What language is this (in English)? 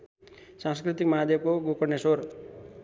Nepali